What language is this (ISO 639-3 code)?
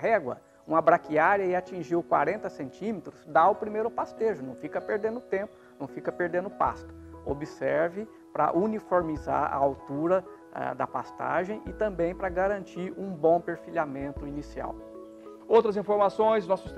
por